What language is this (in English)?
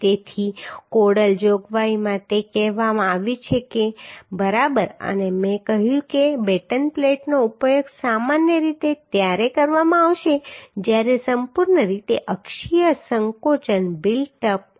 Gujarati